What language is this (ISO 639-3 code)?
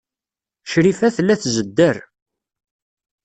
kab